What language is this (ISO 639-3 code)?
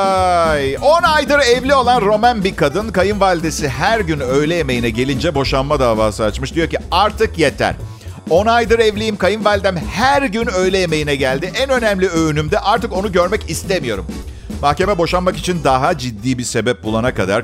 tur